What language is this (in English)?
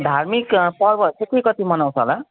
Nepali